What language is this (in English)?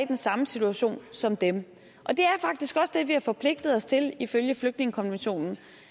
Danish